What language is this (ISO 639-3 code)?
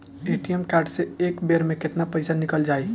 bho